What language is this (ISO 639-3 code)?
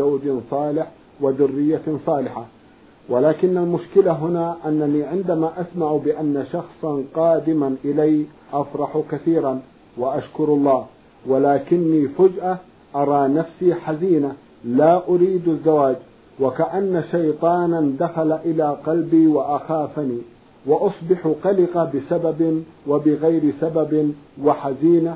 ara